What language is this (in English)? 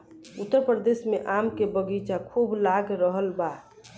Bhojpuri